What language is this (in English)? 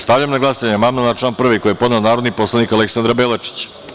Serbian